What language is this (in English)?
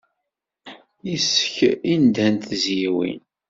Kabyle